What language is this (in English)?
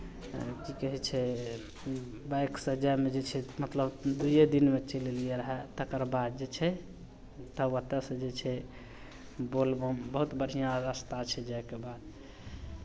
Maithili